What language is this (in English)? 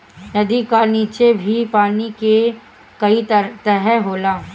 Bhojpuri